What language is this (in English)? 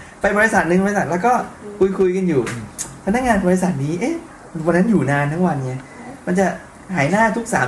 Thai